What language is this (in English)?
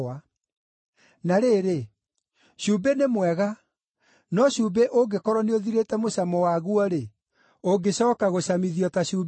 Kikuyu